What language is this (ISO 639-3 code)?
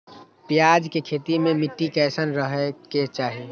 mag